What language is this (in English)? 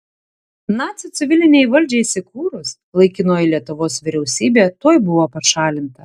Lithuanian